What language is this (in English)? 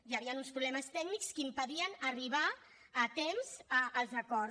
Catalan